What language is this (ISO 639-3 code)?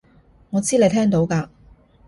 yue